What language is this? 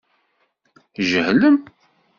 Kabyle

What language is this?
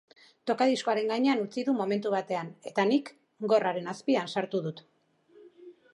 Basque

